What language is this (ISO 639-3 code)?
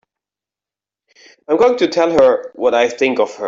eng